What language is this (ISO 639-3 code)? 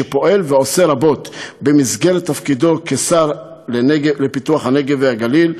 heb